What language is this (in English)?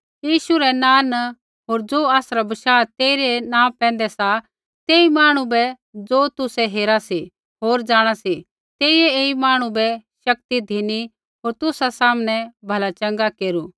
Kullu Pahari